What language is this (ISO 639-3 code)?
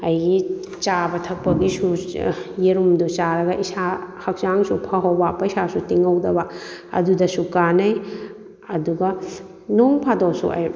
mni